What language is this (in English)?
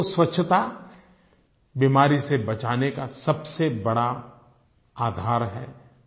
Hindi